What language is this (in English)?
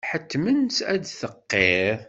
Kabyle